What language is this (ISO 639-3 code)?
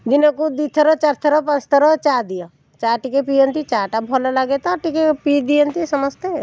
ori